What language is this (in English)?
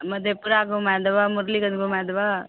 Maithili